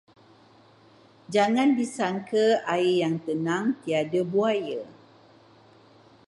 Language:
Malay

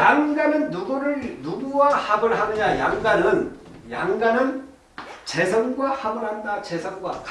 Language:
Korean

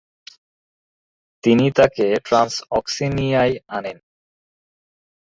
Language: Bangla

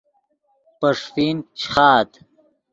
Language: Yidgha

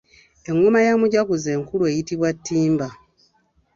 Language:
Ganda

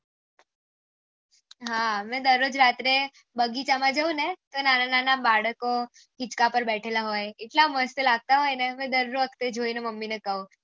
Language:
Gujarati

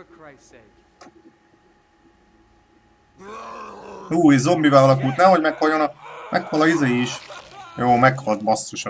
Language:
Hungarian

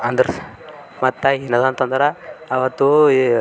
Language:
Kannada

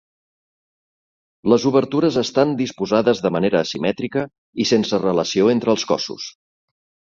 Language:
Catalan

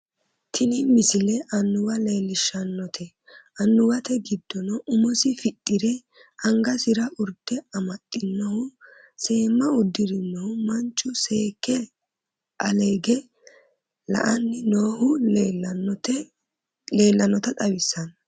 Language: Sidamo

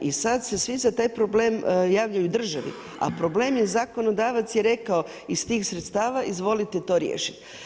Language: Croatian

